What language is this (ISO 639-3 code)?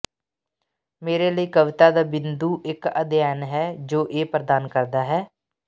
pan